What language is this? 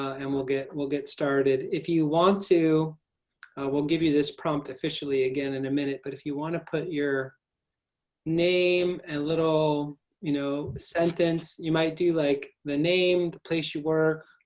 English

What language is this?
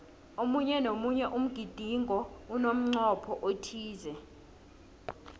South Ndebele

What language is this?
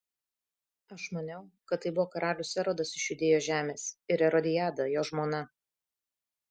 Lithuanian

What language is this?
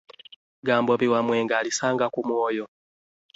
Ganda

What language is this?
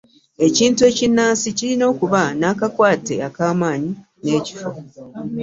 Ganda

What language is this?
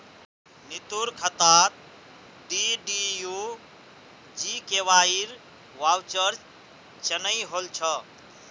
Magahi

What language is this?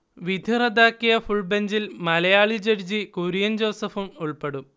Malayalam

